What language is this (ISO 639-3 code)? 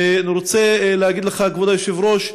heb